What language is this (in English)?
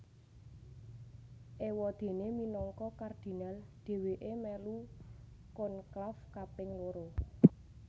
Javanese